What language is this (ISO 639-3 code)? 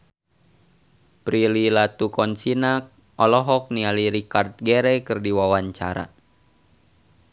sun